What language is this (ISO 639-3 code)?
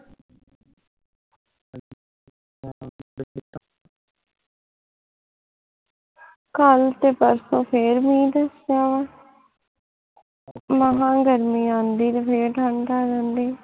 pan